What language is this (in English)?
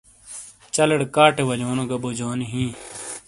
Shina